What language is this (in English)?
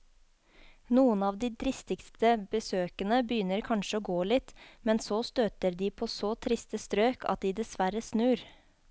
Norwegian